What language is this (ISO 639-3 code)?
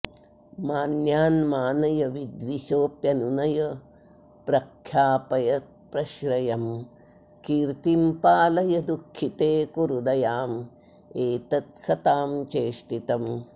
san